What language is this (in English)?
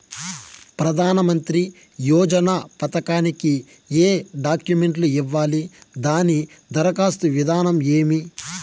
Telugu